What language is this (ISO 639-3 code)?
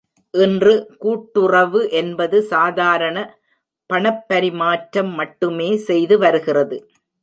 tam